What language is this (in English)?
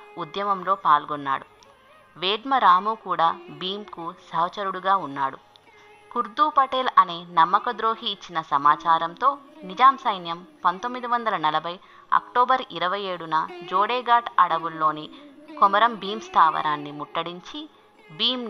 Telugu